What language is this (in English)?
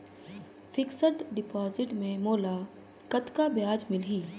Chhattisgarhi